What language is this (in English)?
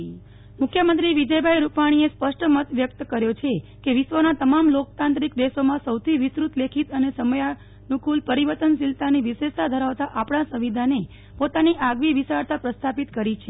Gujarati